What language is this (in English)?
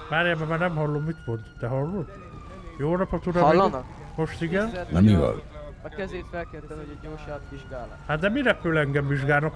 Hungarian